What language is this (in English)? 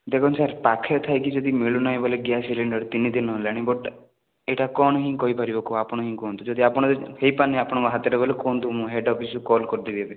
Odia